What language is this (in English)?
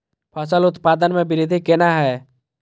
Maithili